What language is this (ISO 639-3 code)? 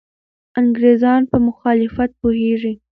pus